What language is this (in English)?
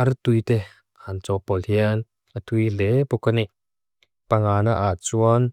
Mizo